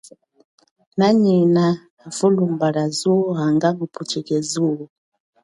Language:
Chokwe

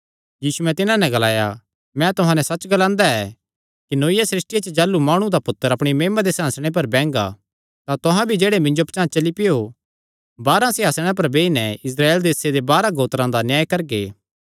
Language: Kangri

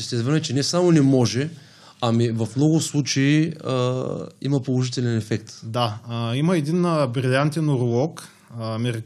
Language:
Bulgarian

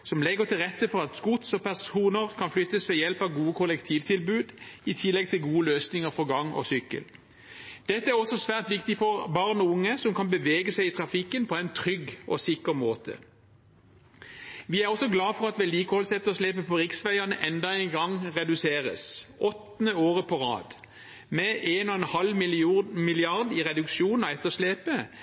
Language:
Norwegian Bokmål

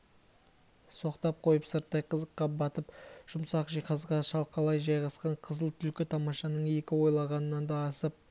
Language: Kazakh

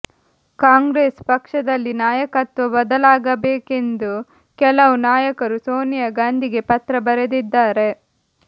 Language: Kannada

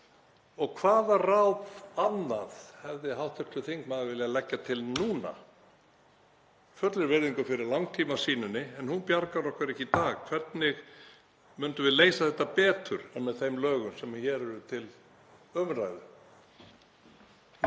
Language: Icelandic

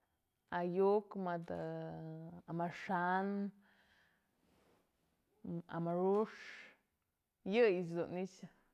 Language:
Mazatlán Mixe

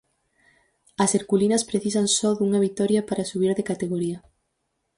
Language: Galician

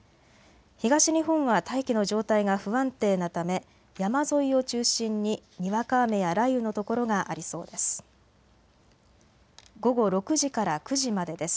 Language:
Japanese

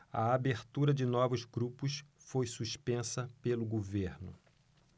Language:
Portuguese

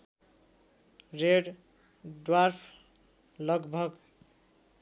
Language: Nepali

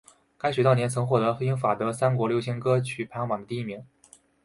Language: Chinese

